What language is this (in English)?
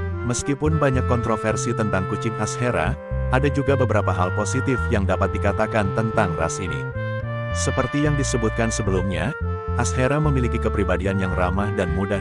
Indonesian